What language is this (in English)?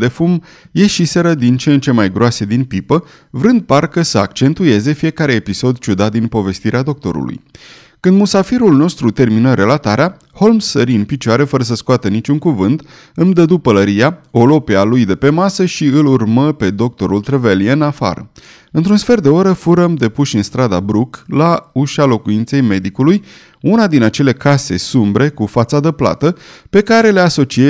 Romanian